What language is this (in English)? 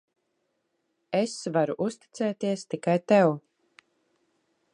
Latvian